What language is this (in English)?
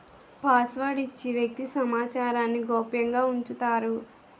Telugu